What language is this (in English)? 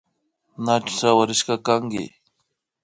Imbabura Highland Quichua